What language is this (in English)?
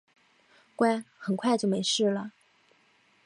Chinese